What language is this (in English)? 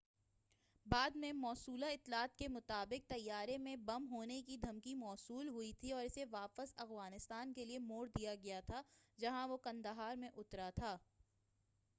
Urdu